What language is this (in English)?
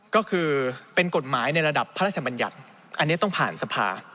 Thai